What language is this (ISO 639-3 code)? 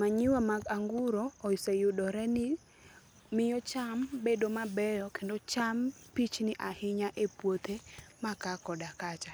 luo